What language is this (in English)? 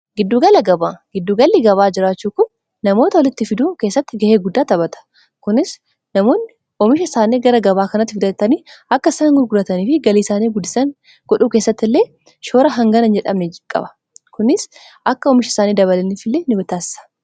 Oromo